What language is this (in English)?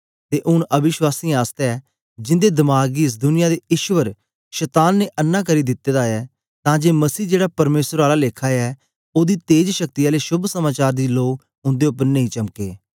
Dogri